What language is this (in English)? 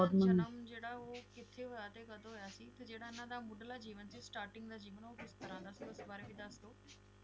Punjabi